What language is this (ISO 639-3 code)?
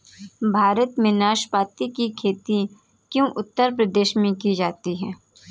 hin